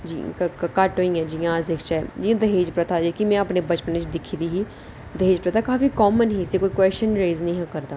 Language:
Dogri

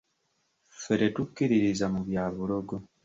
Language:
Ganda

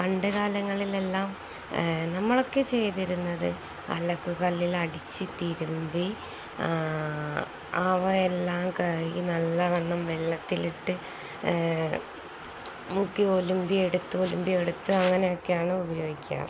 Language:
Malayalam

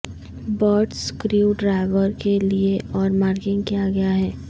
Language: Urdu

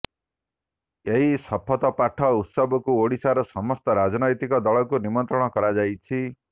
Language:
Odia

